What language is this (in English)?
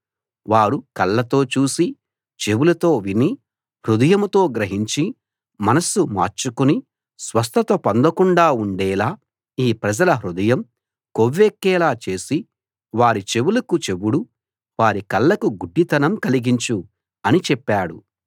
Telugu